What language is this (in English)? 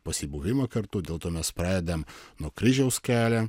Lithuanian